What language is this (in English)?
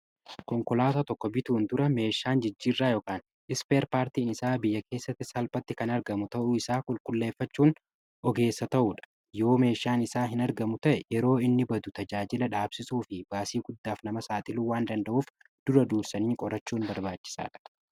Oromo